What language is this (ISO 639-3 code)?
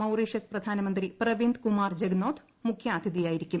mal